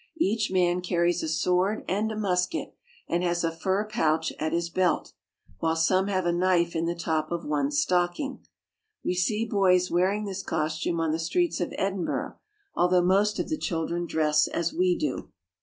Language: English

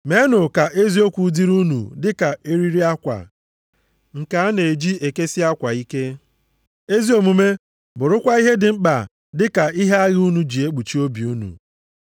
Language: Igbo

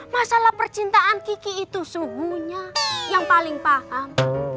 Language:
Indonesian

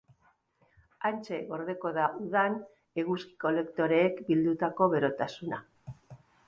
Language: Basque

